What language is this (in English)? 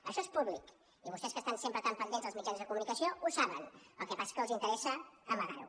Catalan